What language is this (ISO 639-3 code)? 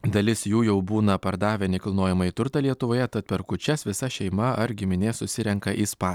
lit